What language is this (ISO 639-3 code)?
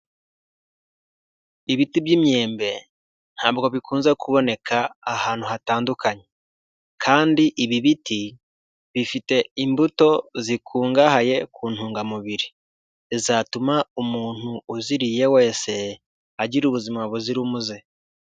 kin